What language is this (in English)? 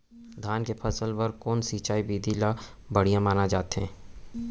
Chhattisgarhi